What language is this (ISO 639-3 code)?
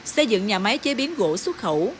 vie